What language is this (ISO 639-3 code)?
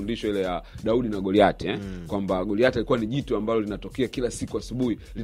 swa